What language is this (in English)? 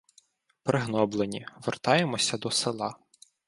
Ukrainian